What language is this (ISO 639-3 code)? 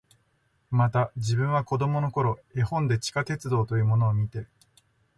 jpn